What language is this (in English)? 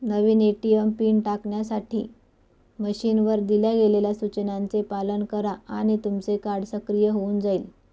Marathi